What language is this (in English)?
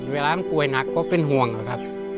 Thai